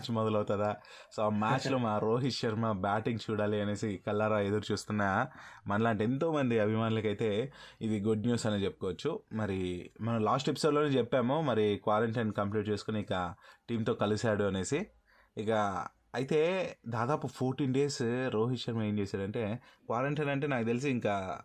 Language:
Telugu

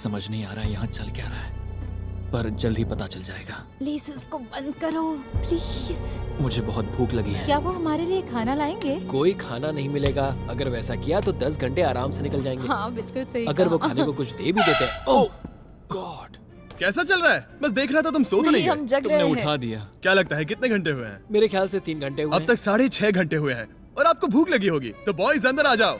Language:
Hindi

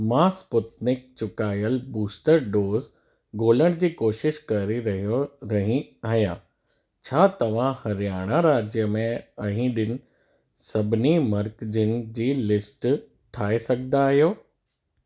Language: Sindhi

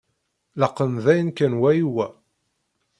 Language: Kabyle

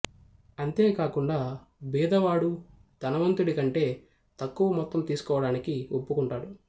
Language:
Telugu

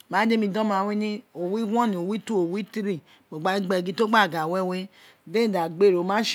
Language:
Isekiri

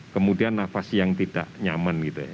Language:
Indonesian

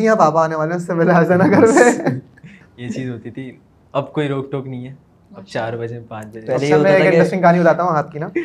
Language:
Urdu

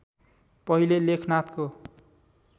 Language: Nepali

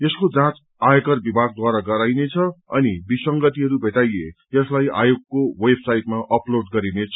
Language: Nepali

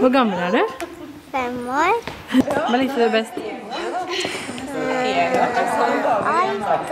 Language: Norwegian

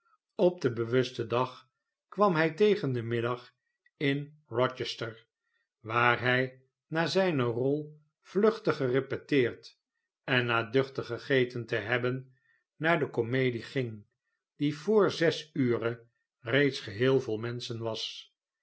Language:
Dutch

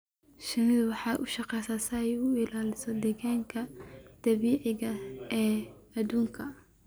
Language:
Somali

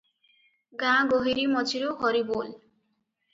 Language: Odia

